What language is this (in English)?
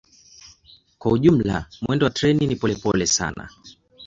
Swahili